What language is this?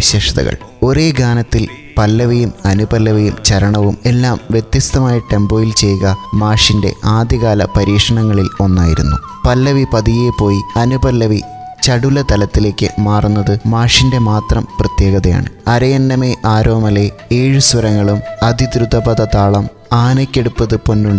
Malayalam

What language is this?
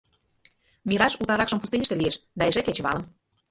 Mari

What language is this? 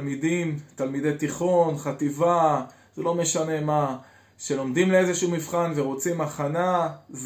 Hebrew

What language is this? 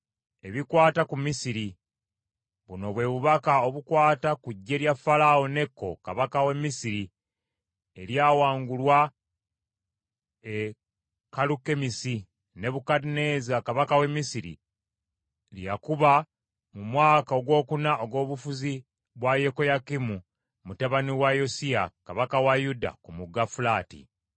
Ganda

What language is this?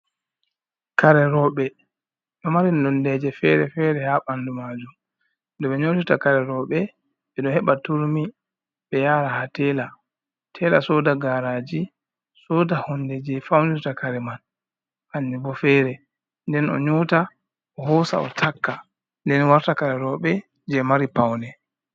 Fula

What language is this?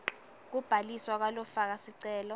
Swati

